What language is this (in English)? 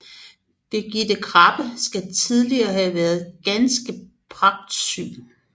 Danish